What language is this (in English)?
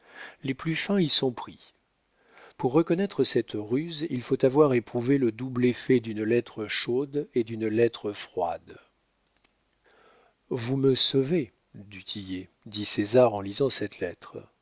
French